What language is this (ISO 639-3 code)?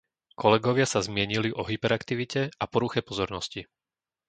slk